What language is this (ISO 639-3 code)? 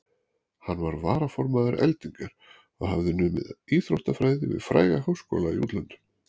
isl